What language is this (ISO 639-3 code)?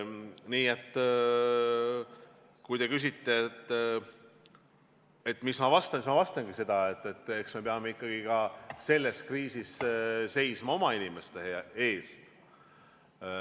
est